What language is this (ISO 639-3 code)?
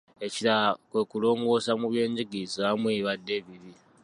lug